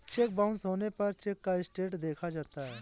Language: Hindi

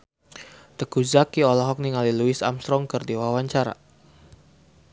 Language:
Sundanese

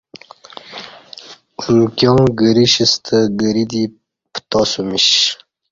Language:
Kati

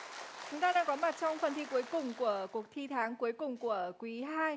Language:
Vietnamese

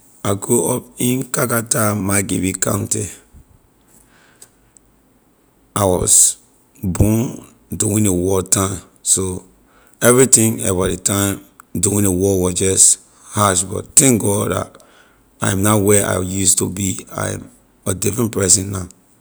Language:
Liberian English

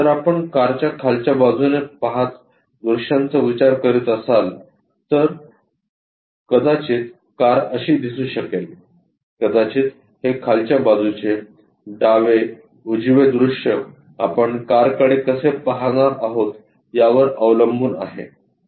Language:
Marathi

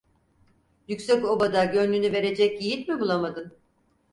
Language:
Turkish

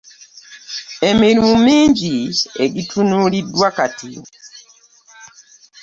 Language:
Ganda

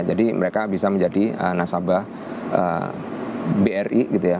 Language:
Indonesian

